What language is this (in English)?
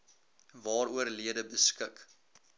Afrikaans